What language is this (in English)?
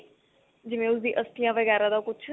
Punjabi